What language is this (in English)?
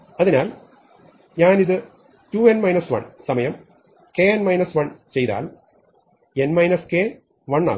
Malayalam